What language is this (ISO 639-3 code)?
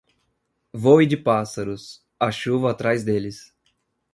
por